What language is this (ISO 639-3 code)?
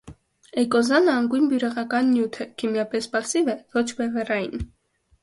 hye